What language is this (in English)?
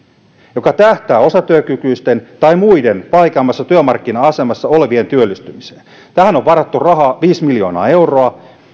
Finnish